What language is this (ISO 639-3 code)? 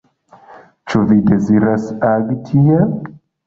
epo